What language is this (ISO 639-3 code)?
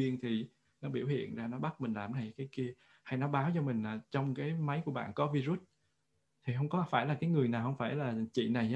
vie